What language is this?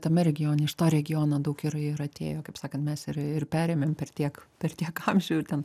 Lithuanian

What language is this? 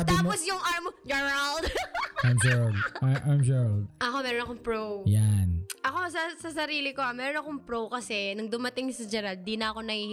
Filipino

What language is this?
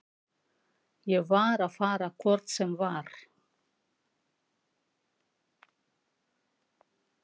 Icelandic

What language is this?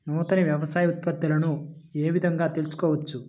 Telugu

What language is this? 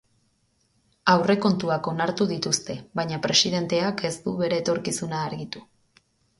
Basque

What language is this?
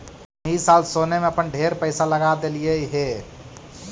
Magahi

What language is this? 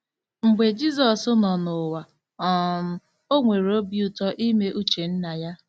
Igbo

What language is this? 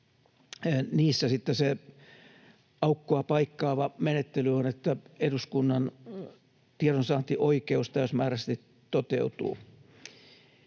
Finnish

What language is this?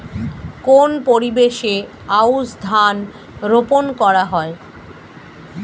Bangla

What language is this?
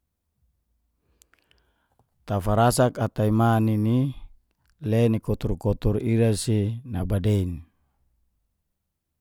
Geser-Gorom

